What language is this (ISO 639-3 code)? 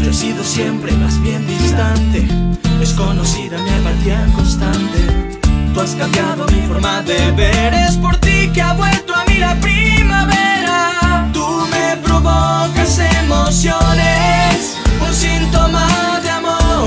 por